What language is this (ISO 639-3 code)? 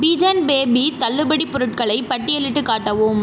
tam